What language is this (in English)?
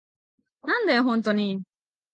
Japanese